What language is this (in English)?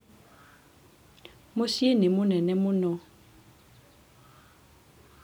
Kikuyu